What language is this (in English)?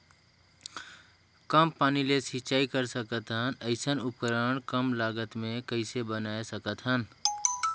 Chhattisgarhi